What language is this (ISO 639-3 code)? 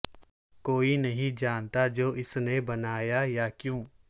urd